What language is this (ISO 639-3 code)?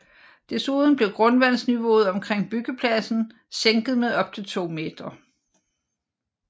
dan